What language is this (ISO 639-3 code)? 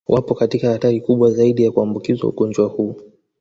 swa